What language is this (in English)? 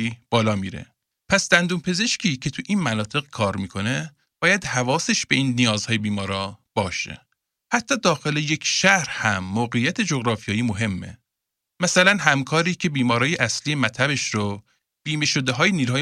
Persian